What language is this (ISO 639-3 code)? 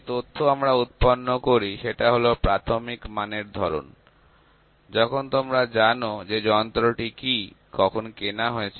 ben